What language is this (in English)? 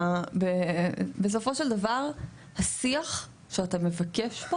Hebrew